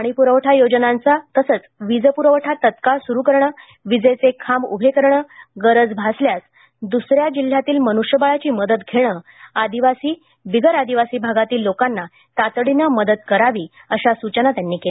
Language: Marathi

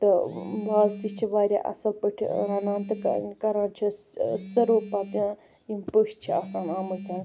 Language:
Kashmiri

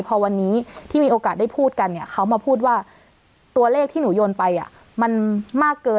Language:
Thai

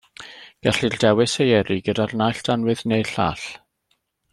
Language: Welsh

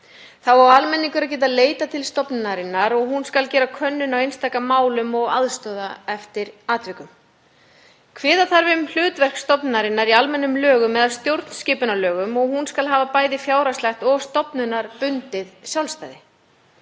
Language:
Icelandic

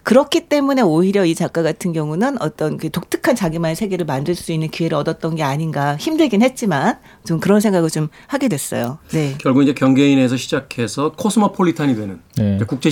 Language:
Korean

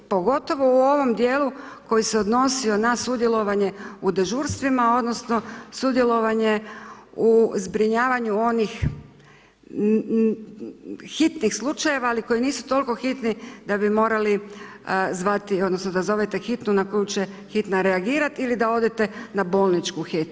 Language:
Croatian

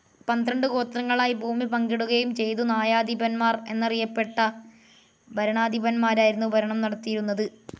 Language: Malayalam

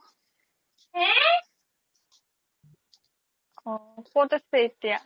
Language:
Assamese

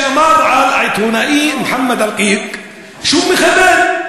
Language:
Hebrew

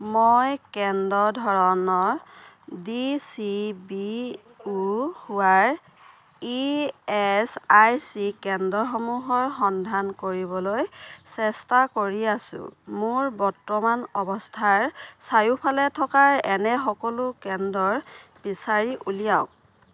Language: Assamese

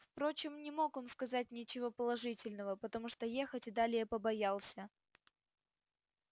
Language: Russian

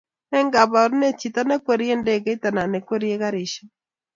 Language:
Kalenjin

